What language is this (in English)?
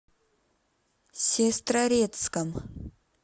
Russian